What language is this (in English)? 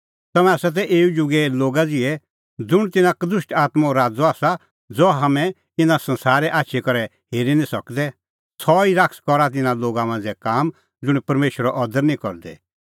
Kullu Pahari